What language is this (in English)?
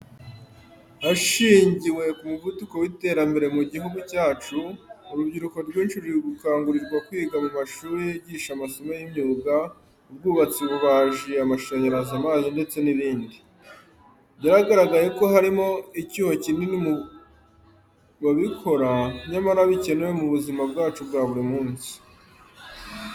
Kinyarwanda